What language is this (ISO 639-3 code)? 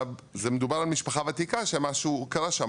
heb